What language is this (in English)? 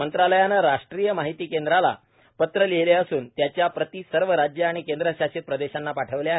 Marathi